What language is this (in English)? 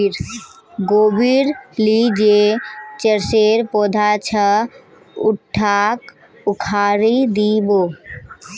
Magahi